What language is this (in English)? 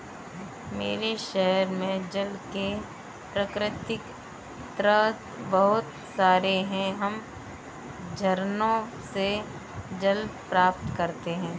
Hindi